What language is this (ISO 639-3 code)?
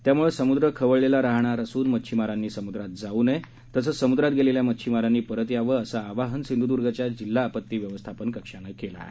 mar